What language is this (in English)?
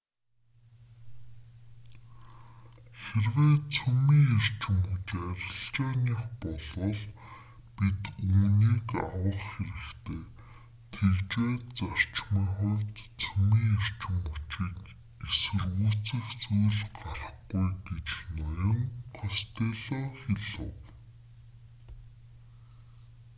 Mongolian